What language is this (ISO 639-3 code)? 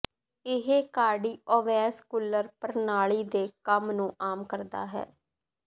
pan